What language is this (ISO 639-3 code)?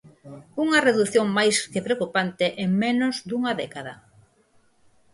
glg